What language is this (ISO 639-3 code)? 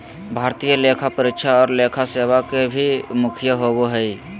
mag